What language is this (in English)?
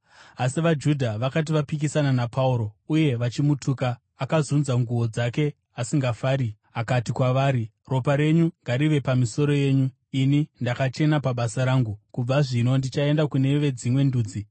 Shona